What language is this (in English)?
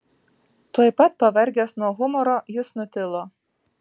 Lithuanian